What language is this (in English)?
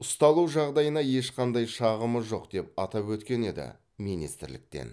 Kazakh